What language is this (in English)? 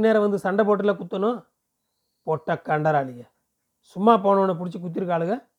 Tamil